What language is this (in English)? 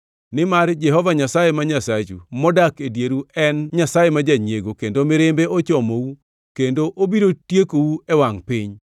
Luo (Kenya and Tanzania)